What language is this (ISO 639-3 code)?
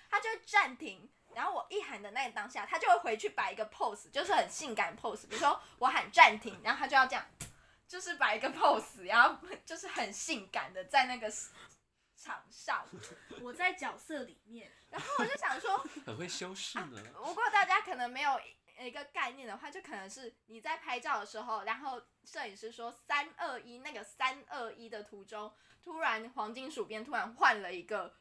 zho